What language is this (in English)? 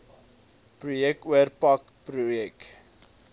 Afrikaans